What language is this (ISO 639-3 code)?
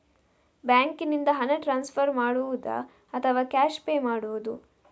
kan